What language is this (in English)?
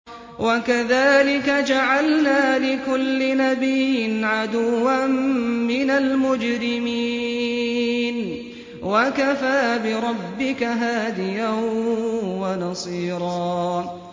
Arabic